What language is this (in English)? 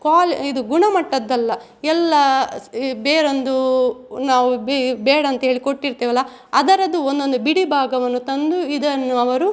Kannada